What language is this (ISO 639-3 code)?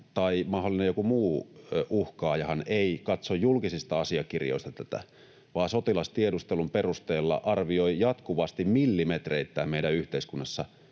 fin